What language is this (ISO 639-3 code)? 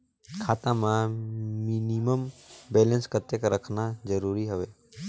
hne